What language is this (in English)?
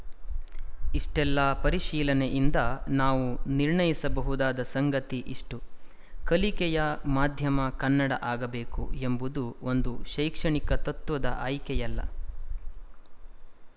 Kannada